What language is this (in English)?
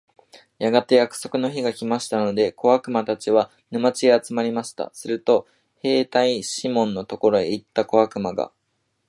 Japanese